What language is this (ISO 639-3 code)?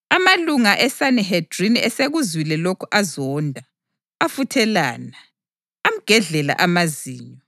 nde